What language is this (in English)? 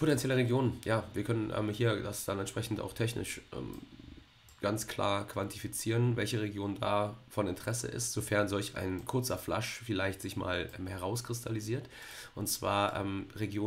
German